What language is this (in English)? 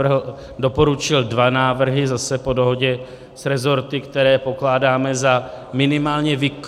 Czech